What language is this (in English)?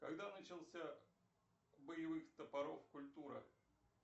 Russian